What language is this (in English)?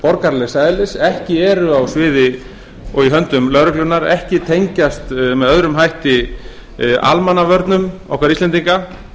Icelandic